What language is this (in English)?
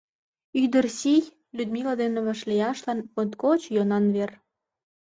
Mari